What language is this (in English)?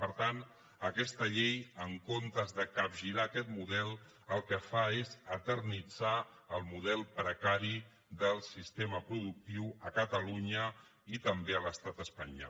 Catalan